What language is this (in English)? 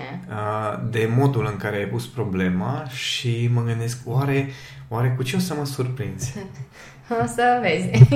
Romanian